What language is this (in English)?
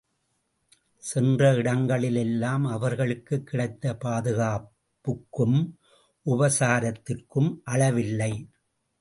Tamil